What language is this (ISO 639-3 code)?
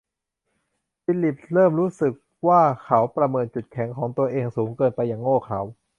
tha